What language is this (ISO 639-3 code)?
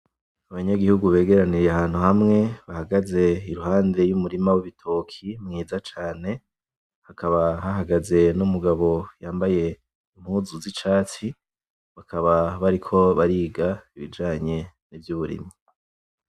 run